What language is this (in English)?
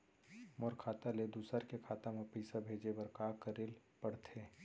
Chhattisgarhi